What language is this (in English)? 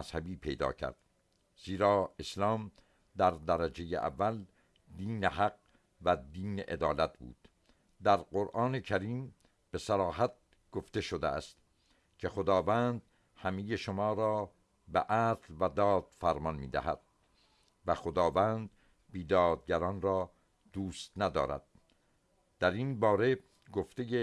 Persian